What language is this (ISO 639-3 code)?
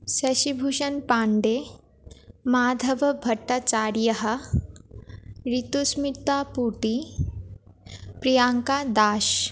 san